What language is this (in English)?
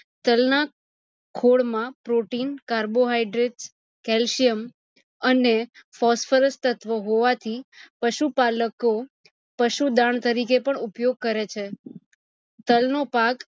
Gujarati